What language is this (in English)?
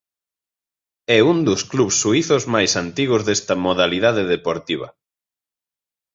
Galician